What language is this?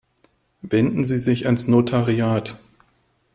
German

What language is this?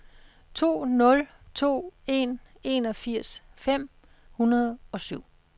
Danish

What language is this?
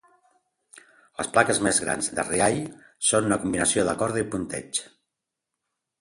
Catalan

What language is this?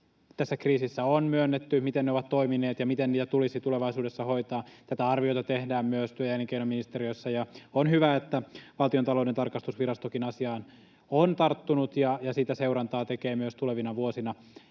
Finnish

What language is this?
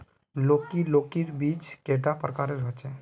Magahi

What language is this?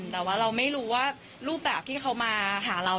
Thai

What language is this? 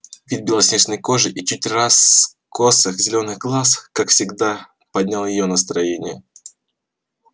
Russian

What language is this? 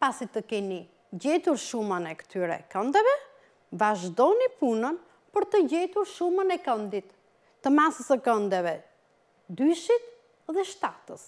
Dutch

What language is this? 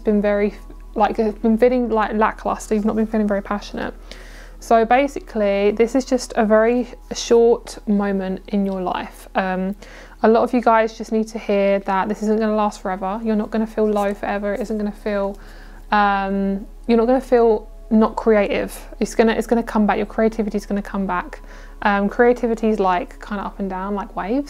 English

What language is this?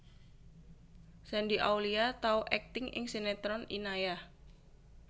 Javanese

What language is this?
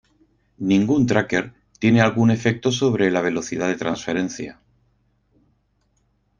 Spanish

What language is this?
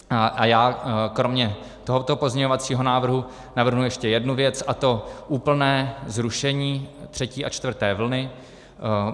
Czech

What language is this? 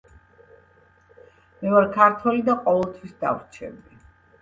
Georgian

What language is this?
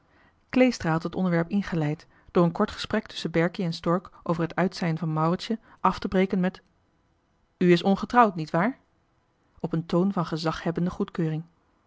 Dutch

